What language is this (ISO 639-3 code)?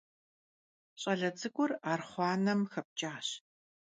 kbd